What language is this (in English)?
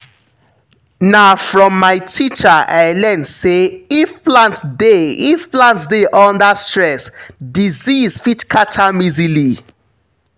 Nigerian Pidgin